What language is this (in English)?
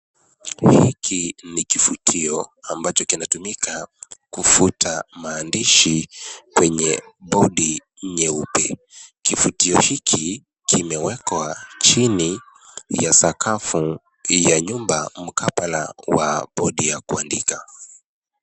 Swahili